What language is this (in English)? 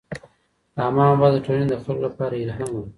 Pashto